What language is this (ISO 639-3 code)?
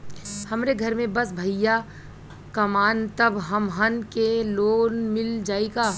bho